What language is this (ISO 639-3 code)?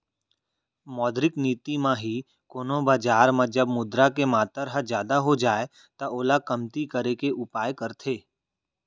hne